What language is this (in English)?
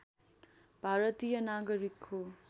Nepali